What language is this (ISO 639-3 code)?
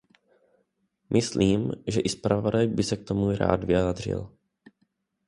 ces